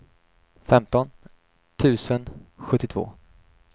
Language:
Swedish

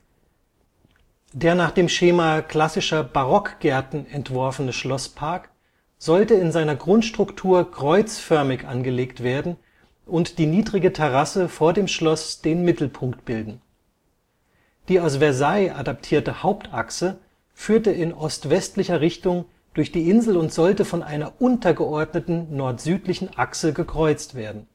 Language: German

